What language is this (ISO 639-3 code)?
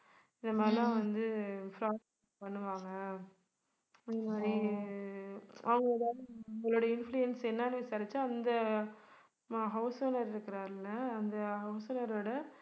tam